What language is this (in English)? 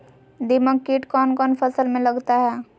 Magahi